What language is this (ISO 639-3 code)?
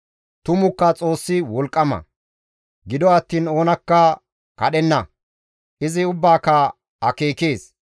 gmv